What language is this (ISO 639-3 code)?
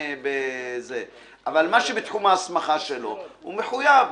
heb